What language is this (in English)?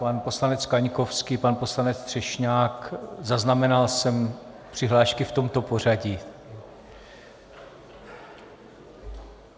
Czech